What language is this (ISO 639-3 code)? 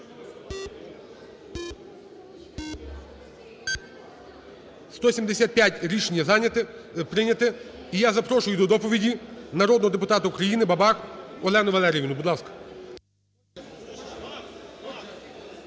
ukr